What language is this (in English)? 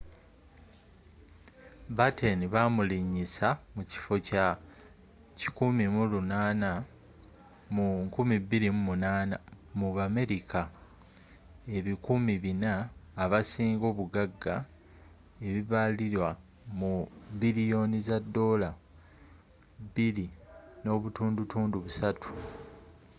Ganda